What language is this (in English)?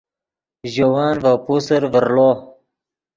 Yidgha